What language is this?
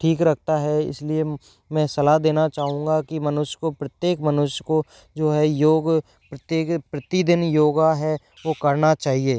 Hindi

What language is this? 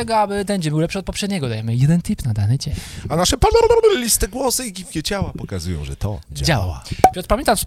Polish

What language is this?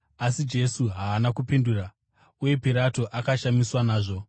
Shona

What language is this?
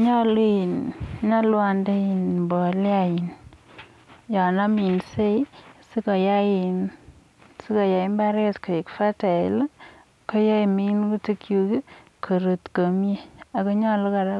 Kalenjin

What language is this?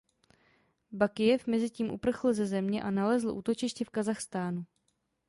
Czech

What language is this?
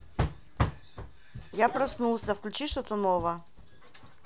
Russian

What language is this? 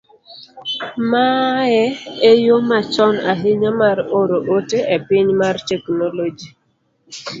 Luo (Kenya and Tanzania)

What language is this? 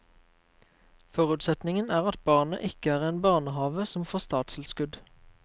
Norwegian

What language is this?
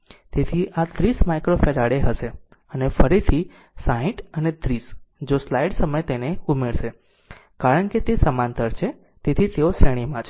Gujarati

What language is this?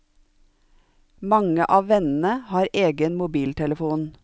Norwegian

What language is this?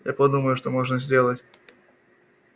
Russian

